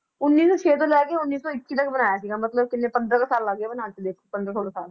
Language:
Punjabi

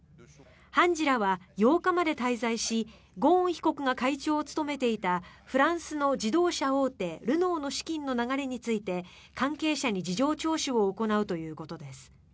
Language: Japanese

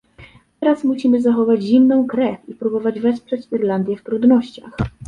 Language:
Polish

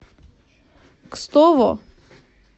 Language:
Russian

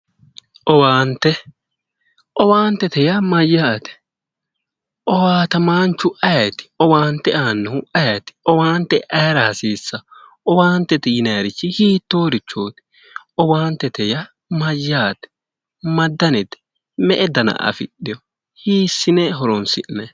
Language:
Sidamo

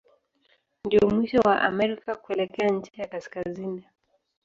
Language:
Swahili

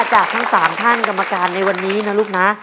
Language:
Thai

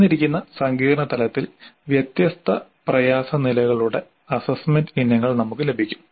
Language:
Malayalam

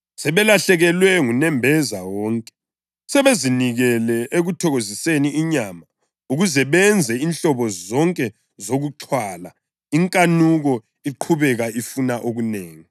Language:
North Ndebele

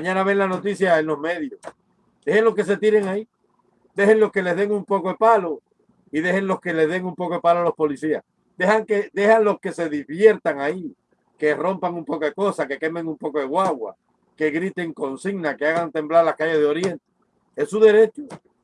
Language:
Spanish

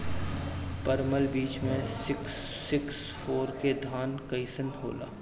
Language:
Bhojpuri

